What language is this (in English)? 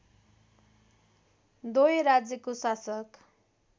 Nepali